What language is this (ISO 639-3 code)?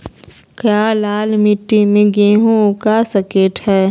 mag